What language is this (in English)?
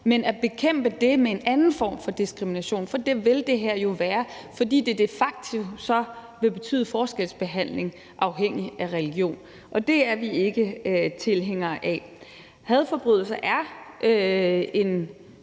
Danish